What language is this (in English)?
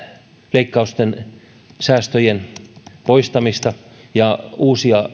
Finnish